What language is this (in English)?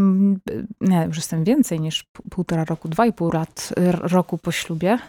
Polish